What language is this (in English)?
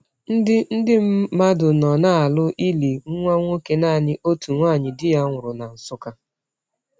Igbo